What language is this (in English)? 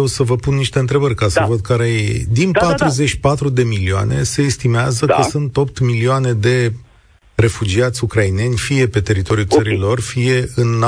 Romanian